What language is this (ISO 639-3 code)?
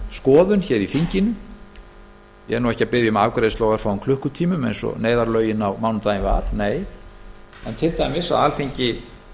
isl